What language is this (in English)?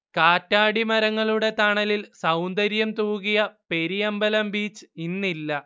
Malayalam